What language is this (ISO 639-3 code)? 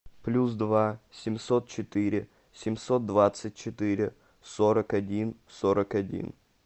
rus